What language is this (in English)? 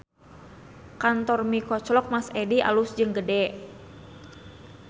Sundanese